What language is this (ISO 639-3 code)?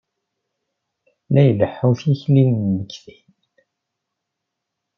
kab